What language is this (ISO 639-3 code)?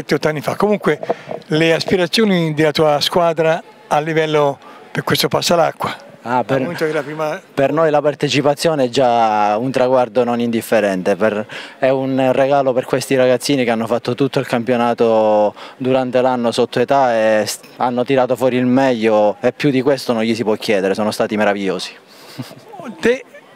ita